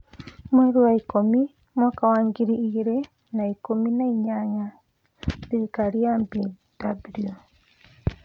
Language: Kikuyu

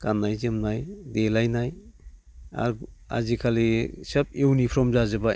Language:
Bodo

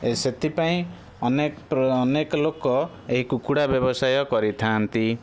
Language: Odia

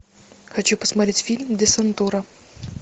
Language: Russian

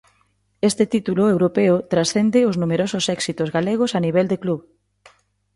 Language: Galician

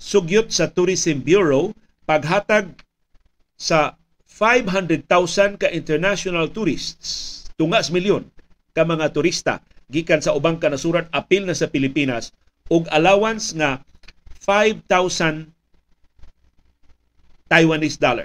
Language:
Filipino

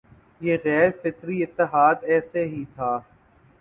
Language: Urdu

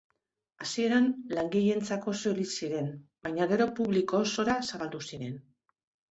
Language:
Basque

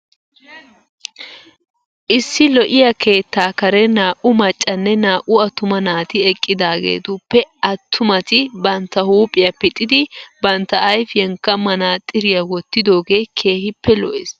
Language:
Wolaytta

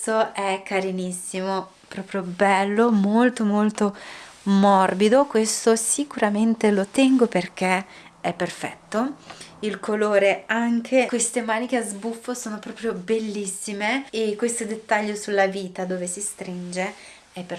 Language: Italian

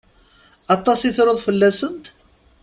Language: Kabyle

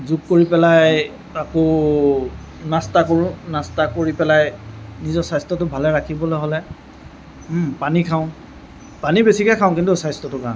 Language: Assamese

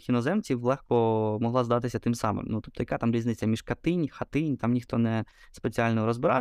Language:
Ukrainian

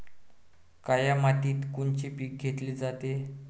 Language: Marathi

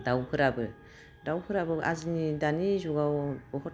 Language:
Bodo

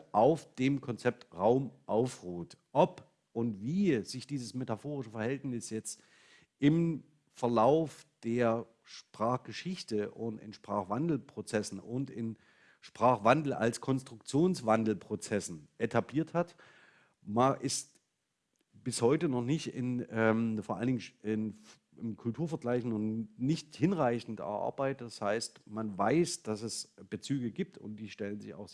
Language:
German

